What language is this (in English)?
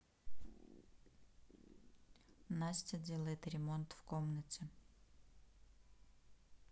Russian